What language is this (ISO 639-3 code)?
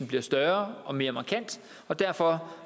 dan